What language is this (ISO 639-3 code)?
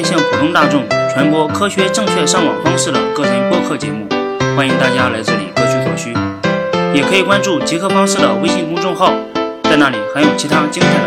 zho